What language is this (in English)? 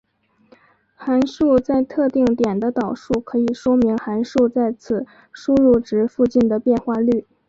Chinese